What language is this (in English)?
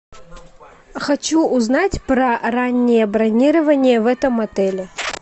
Russian